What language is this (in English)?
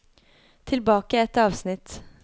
Norwegian